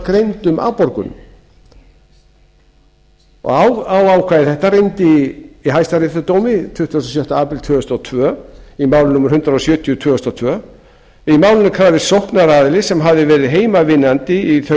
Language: Icelandic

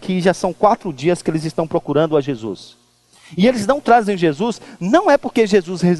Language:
Portuguese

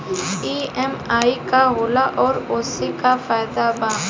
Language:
Bhojpuri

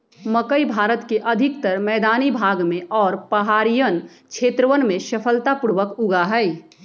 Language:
Magahi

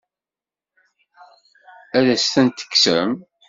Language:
Kabyle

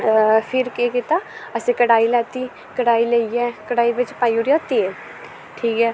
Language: Dogri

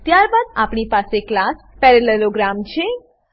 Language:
Gujarati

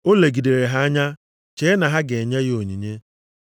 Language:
Igbo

